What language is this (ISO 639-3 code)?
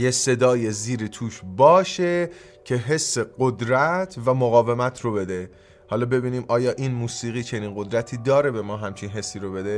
fas